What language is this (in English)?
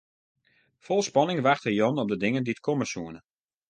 Western Frisian